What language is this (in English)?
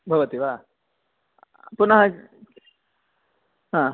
Sanskrit